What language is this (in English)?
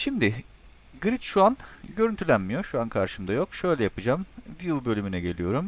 Turkish